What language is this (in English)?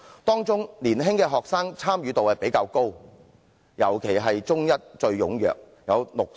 Cantonese